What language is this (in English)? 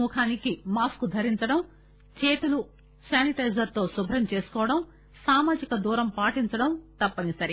Telugu